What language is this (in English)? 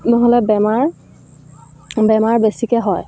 Assamese